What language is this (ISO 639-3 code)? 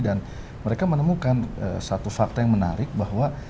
ind